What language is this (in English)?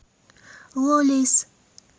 Russian